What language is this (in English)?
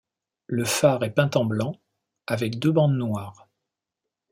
French